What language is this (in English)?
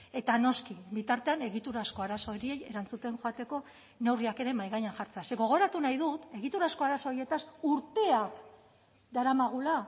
Basque